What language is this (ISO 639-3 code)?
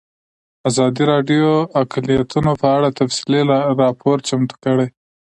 pus